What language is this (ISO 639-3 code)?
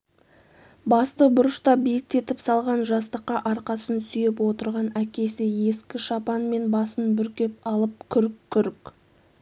kaz